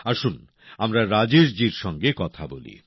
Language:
Bangla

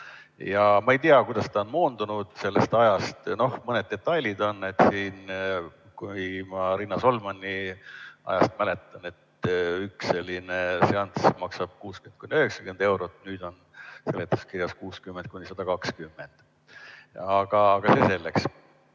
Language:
Estonian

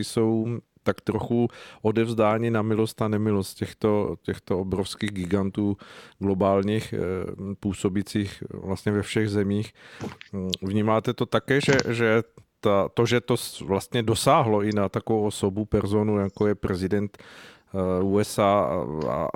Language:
Czech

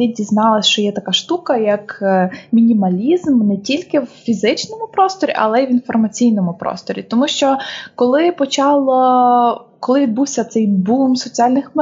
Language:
Ukrainian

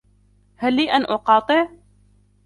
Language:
Arabic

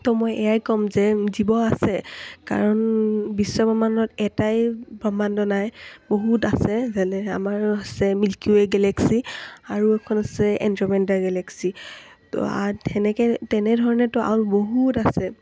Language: Assamese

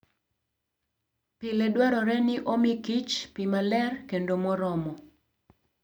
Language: Luo (Kenya and Tanzania)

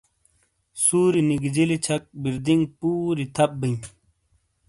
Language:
Shina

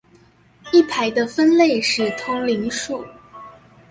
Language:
Chinese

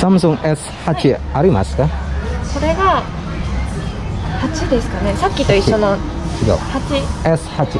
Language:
Indonesian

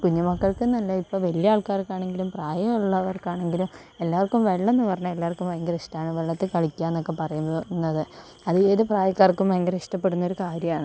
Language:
Malayalam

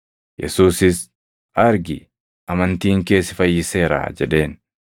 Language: Oromo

